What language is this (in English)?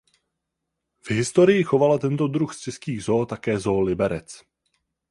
Czech